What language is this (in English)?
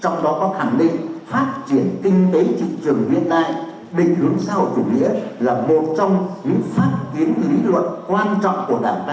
Vietnamese